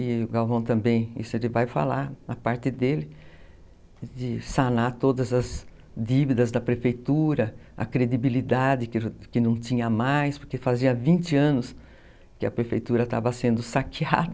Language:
Portuguese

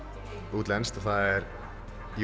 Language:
Icelandic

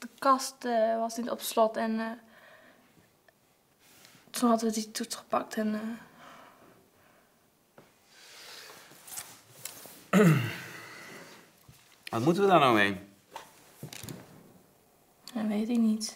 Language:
Dutch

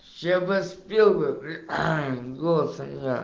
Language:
Russian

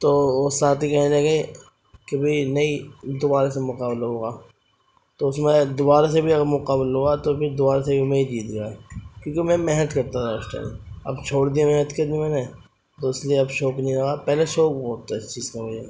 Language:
Urdu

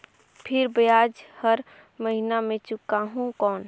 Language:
Chhattisgarhi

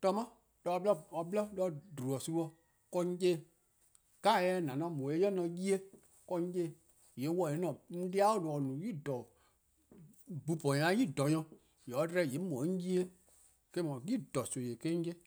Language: Eastern Krahn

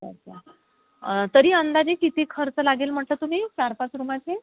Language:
Marathi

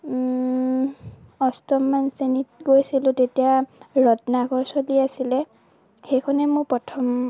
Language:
Assamese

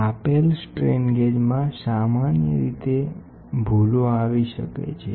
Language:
Gujarati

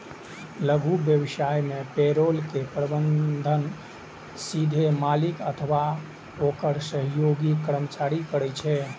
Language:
Maithili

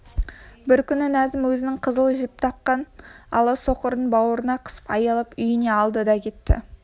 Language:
Kazakh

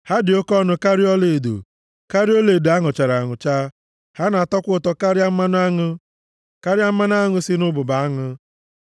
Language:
Igbo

